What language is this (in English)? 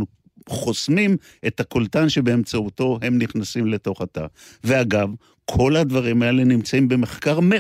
Hebrew